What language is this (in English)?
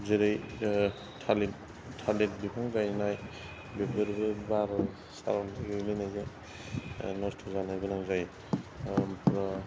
Bodo